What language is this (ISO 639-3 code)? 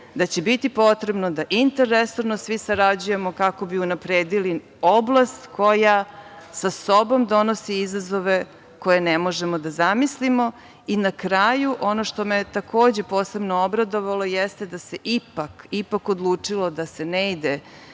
srp